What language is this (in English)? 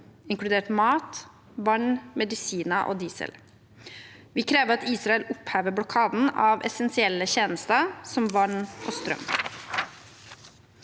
Norwegian